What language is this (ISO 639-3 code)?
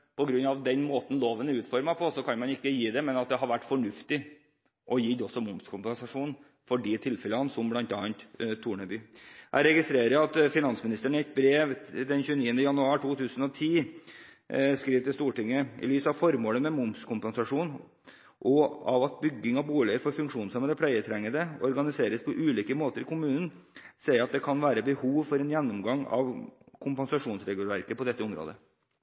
nob